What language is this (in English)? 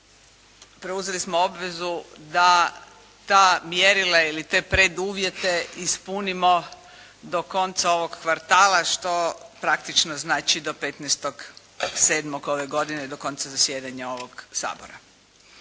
Croatian